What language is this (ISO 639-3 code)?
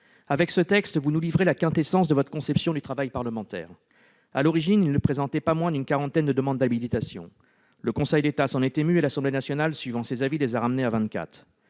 fra